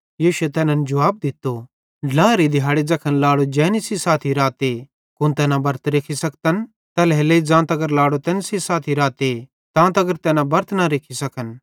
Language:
Bhadrawahi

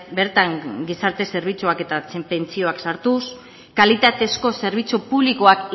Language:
Basque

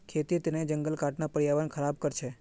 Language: Magahi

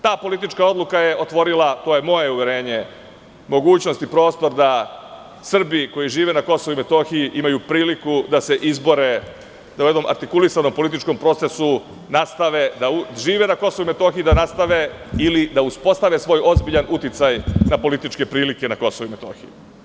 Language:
Serbian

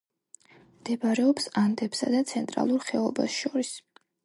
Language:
Georgian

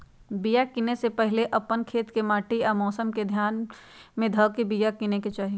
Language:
Magahi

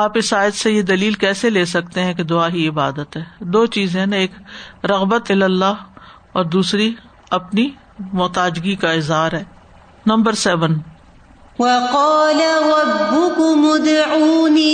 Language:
Urdu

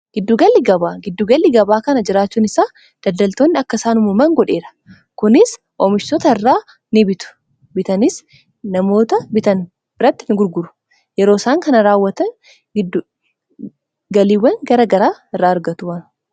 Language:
Oromo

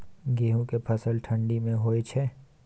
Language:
Maithili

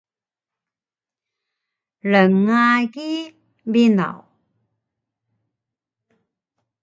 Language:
Taroko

